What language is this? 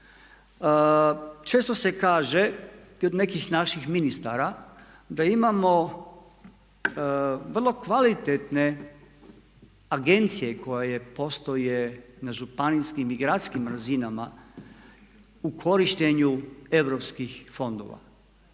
Croatian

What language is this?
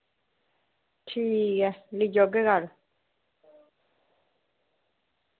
Dogri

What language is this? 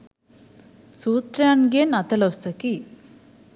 Sinhala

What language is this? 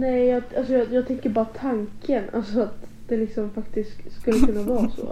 Swedish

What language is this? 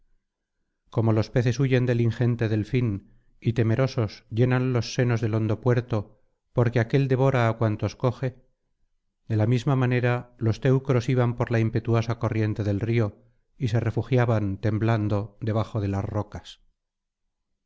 Spanish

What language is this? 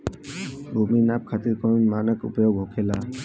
Bhojpuri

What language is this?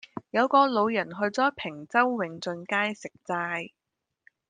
Cantonese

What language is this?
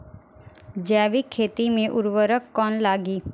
Bhojpuri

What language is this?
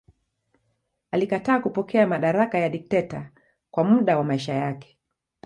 Swahili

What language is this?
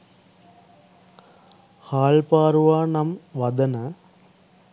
Sinhala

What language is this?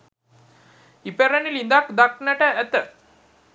Sinhala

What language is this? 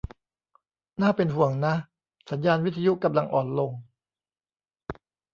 Thai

